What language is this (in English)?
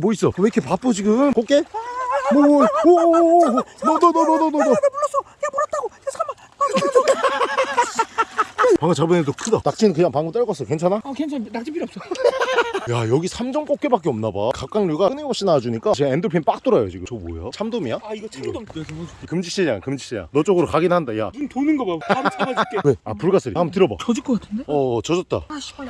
Korean